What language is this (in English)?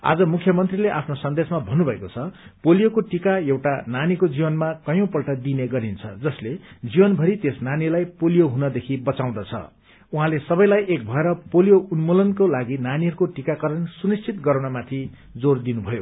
Nepali